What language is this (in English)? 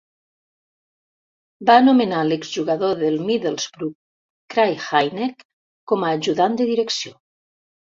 Catalan